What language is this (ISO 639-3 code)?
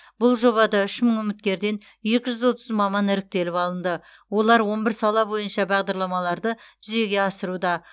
kaz